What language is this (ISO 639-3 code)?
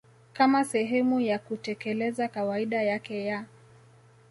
swa